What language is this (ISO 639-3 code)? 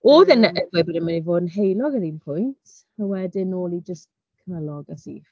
cym